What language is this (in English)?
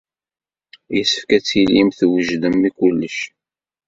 Kabyle